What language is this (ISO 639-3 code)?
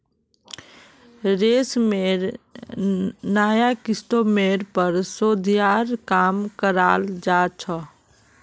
mag